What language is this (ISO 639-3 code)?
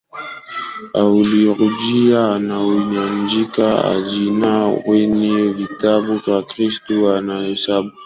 swa